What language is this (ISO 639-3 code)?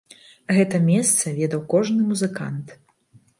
bel